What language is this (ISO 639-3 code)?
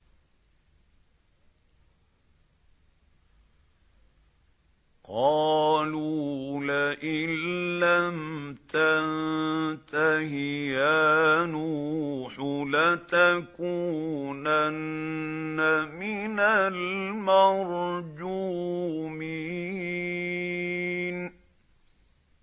ara